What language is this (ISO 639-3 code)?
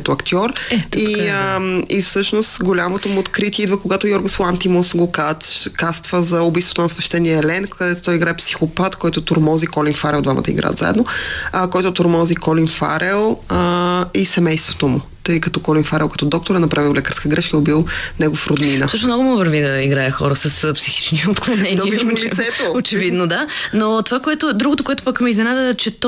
bul